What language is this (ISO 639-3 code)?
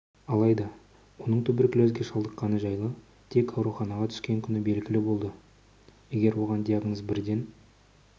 kaz